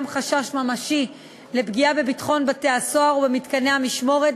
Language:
Hebrew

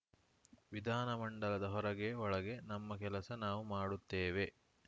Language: Kannada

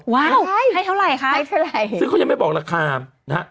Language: Thai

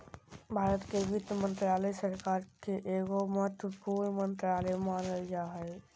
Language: Magahi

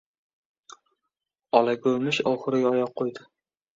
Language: Uzbek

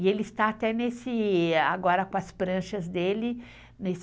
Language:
Portuguese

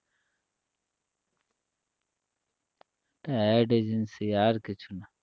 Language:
Bangla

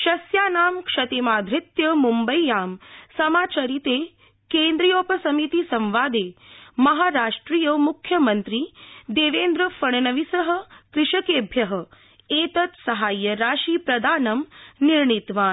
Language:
Sanskrit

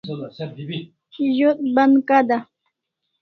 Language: Kalasha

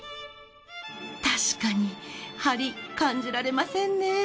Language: Japanese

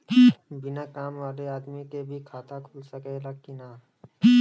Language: Bhojpuri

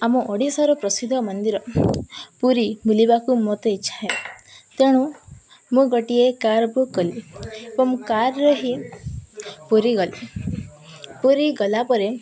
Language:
Odia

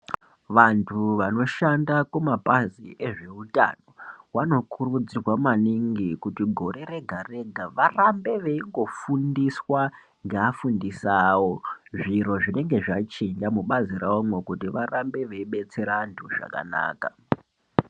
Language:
Ndau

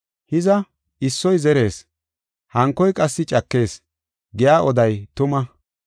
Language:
Gofa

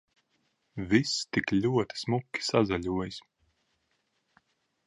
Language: Latvian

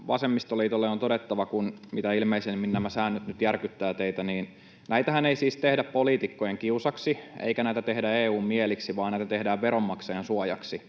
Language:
Finnish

